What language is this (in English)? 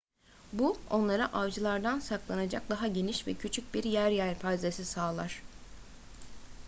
Turkish